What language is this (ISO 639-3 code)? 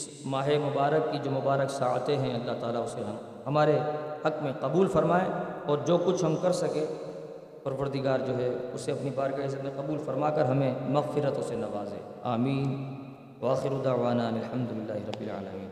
urd